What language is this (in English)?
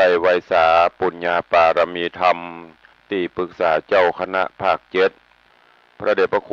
Thai